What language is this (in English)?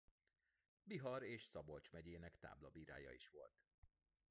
Hungarian